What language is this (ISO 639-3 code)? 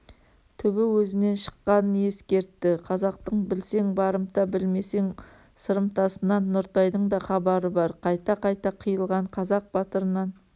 kaz